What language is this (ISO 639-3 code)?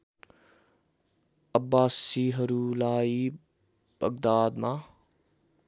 nep